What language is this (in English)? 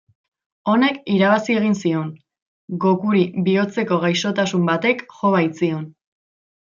Basque